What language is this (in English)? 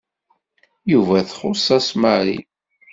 Kabyle